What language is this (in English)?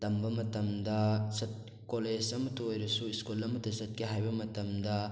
Manipuri